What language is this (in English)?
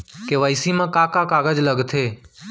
Chhattisgarhi